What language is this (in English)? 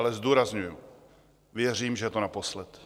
Czech